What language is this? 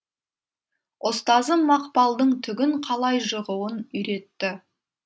Kazakh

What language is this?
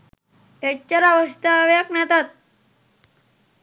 Sinhala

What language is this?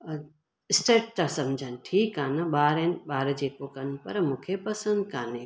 Sindhi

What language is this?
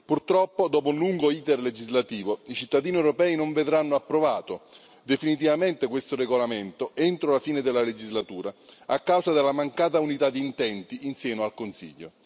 Italian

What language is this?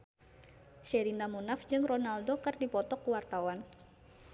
Sundanese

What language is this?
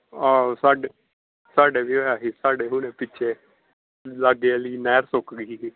Punjabi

